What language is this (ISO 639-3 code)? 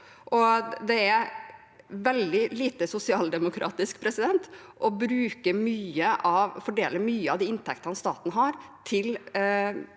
nor